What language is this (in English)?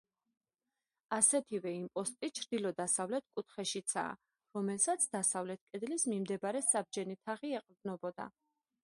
Georgian